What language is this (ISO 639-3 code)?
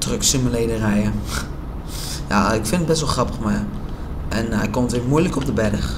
nld